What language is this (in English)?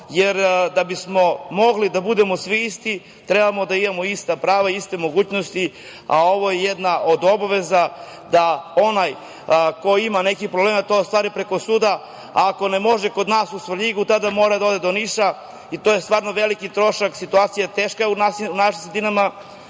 Serbian